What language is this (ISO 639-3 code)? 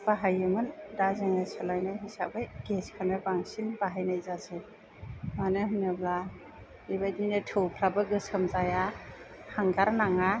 brx